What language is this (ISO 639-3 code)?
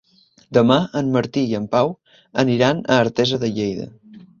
cat